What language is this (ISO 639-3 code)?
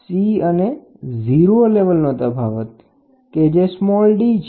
guj